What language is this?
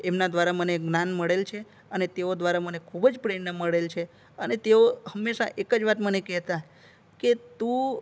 Gujarati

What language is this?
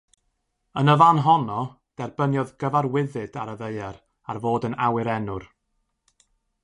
Welsh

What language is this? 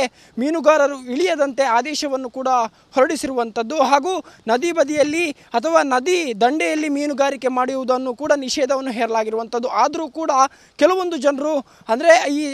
Kannada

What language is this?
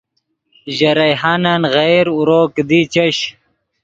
Yidgha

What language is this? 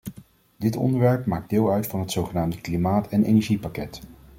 Dutch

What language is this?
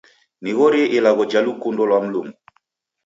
Taita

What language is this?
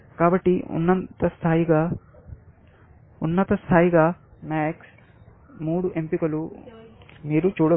Telugu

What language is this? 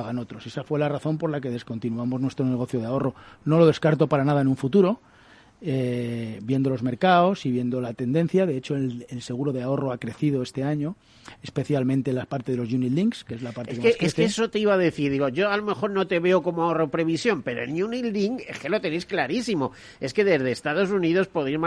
Spanish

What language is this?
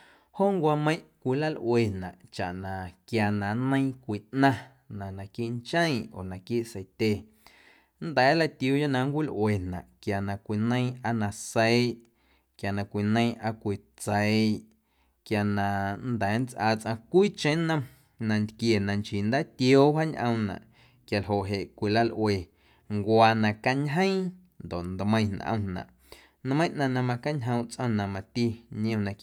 Guerrero Amuzgo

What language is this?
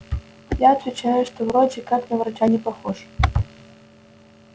Russian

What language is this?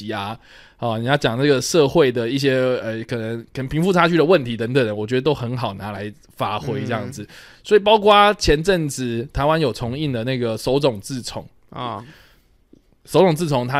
Chinese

